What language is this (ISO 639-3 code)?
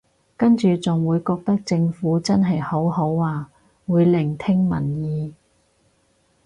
yue